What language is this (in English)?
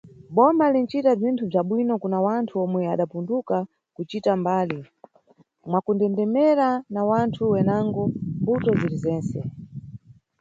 Nyungwe